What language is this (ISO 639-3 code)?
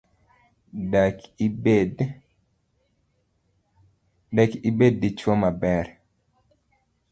luo